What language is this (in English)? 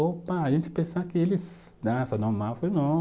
Portuguese